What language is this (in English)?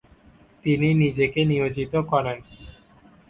Bangla